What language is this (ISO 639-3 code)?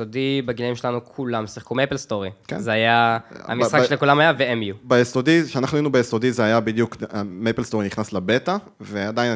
heb